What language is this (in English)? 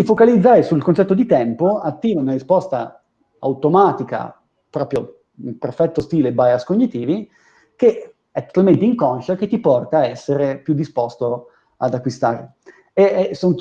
Italian